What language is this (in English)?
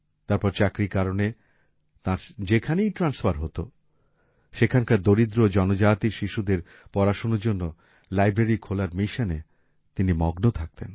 Bangla